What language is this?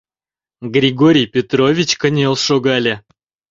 Mari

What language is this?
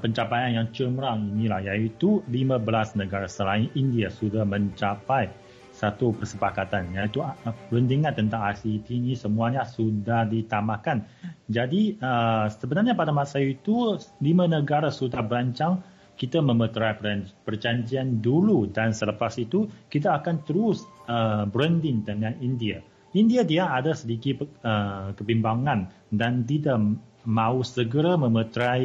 Malay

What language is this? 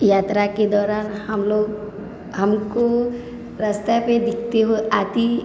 Maithili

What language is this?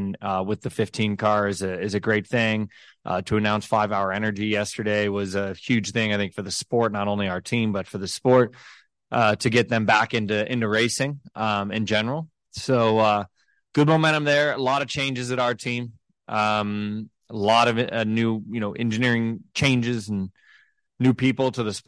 Swedish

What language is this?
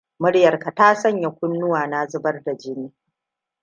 Hausa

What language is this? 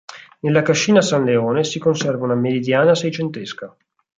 Italian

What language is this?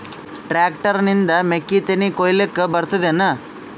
Kannada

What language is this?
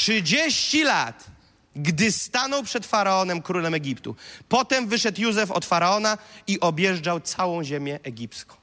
Polish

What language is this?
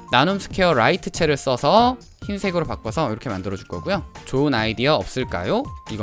Korean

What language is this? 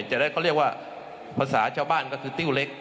Thai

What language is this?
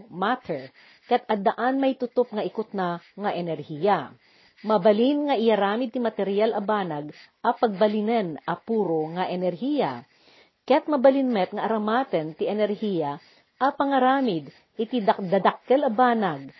Filipino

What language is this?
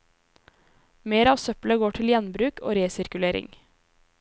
Norwegian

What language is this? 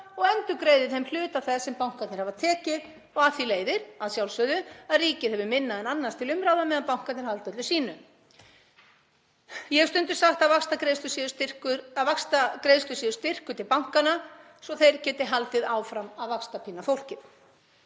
Icelandic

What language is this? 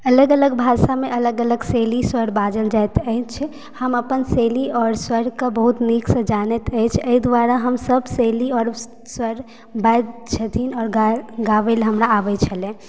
Maithili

